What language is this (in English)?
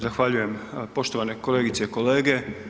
Croatian